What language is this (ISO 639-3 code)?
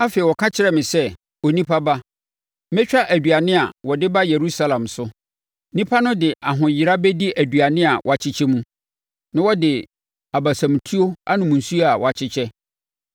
aka